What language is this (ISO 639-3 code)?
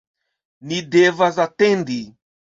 epo